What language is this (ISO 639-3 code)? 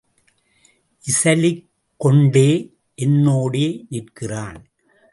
tam